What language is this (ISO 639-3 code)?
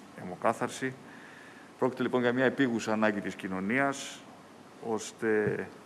ell